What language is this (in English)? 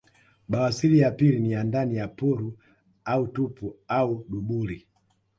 Swahili